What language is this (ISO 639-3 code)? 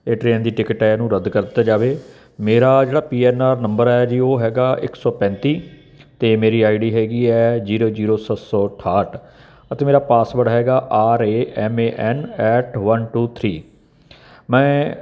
pan